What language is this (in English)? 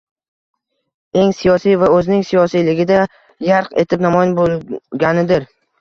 Uzbek